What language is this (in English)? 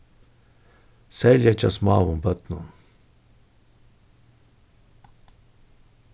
Faroese